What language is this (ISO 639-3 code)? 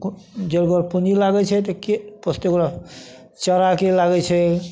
mai